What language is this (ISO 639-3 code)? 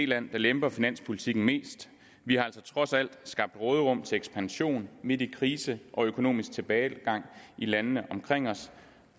dan